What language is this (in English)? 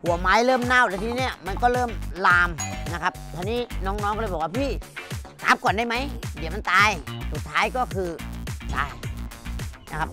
Thai